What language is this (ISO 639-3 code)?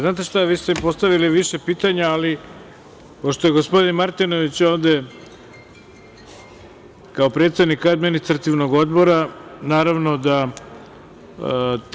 srp